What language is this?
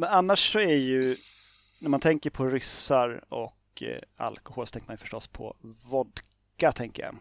Swedish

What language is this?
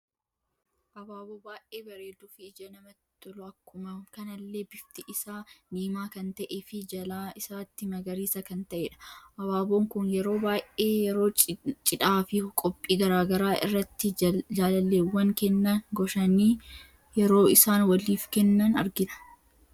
Oromo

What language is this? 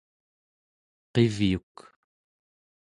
Central Yupik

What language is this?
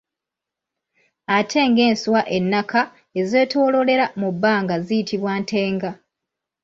Ganda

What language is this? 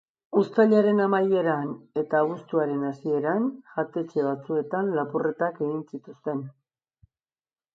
Basque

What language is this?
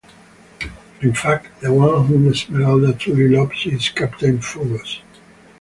English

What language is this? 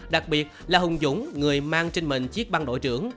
Vietnamese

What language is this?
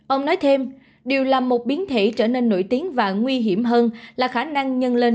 Vietnamese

